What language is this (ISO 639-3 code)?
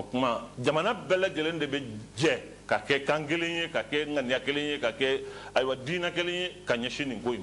fra